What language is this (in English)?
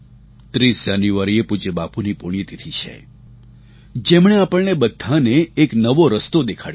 Gujarati